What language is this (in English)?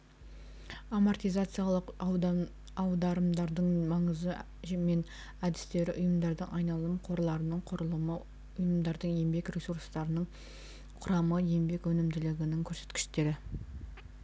Kazakh